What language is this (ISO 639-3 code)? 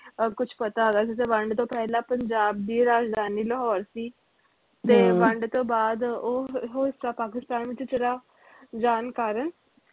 pan